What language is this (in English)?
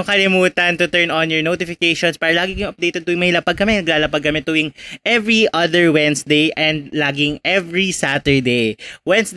Filipino